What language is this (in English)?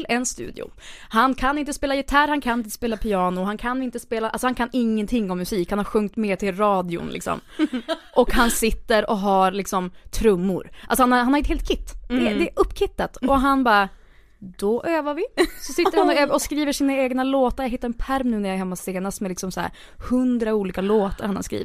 Swedish